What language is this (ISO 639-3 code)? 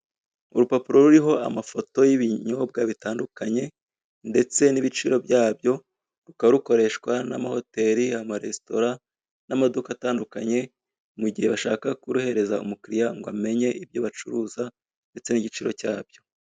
kin